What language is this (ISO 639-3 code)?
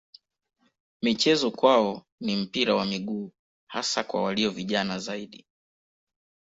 swa